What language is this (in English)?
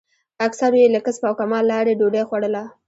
Pashto